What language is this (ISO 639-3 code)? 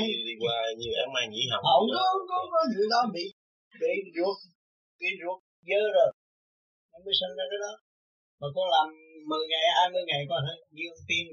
vie